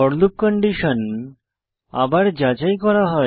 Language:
Bangla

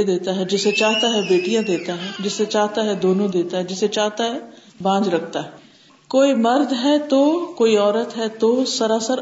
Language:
Urdu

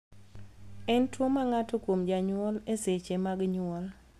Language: Luo (Kenya and Tanzania)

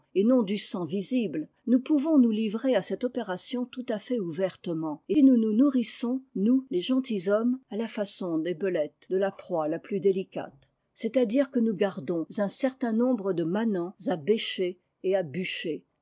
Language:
French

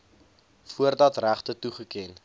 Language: Afrikaans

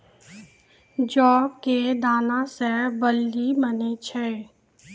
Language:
Maithili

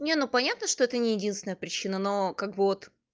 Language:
Russian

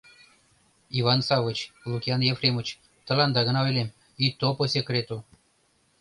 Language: Mari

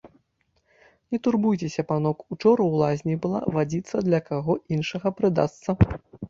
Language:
Belarusian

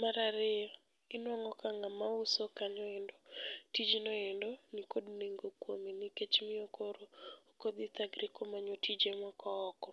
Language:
Luo (Kenya and Tanzania)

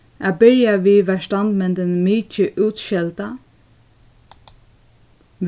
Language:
Faroese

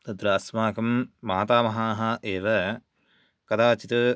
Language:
Sanskrit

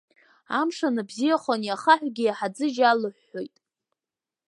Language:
Abkhazian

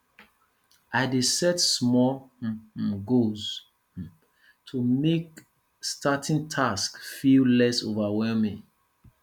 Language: Nigerian Pidgin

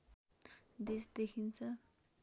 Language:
Nepali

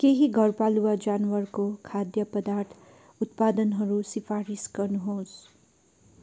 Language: Nepali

